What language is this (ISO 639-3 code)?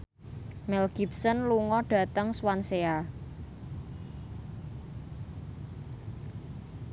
jav